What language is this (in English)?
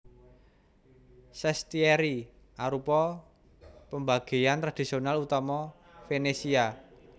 Javanese